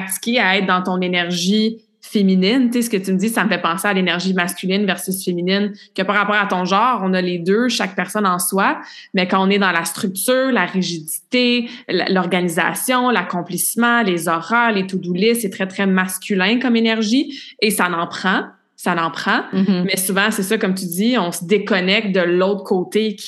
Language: French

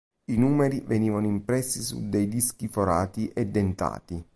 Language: Italian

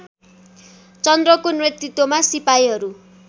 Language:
Nepali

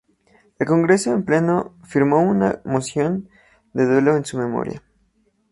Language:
Spanish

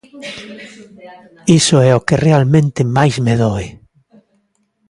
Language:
Galician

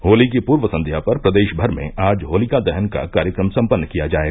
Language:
Hindi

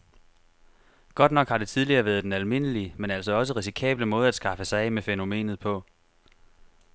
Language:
Danish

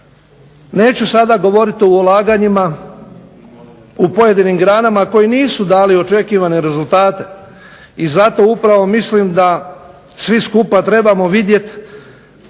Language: Croatian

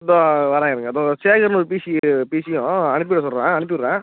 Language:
Tamil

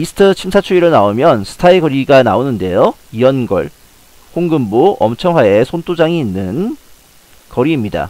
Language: Korean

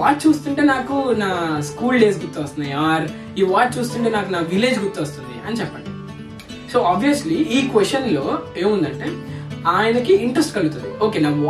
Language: Telugu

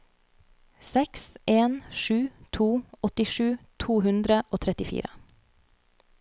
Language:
Norwegian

